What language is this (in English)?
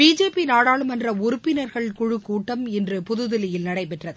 Tamil